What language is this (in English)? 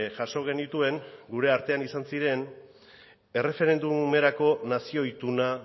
Basque